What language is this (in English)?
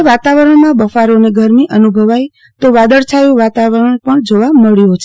Gujarati